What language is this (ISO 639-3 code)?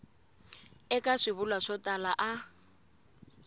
tso